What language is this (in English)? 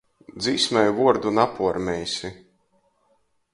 Latgalian